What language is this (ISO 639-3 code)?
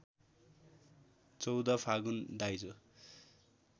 nep